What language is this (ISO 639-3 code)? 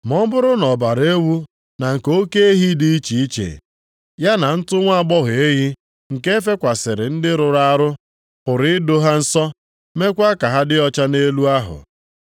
ibo